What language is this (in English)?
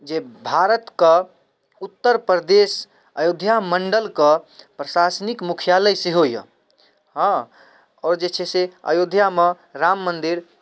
Maithili